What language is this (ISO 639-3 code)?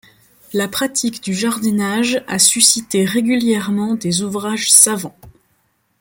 fra